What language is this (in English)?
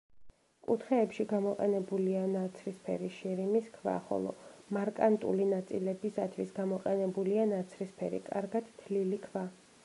Georgian